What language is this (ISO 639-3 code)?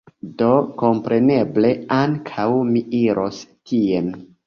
epo